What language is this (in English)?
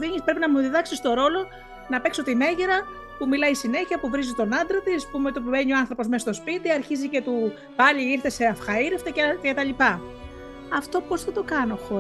Greek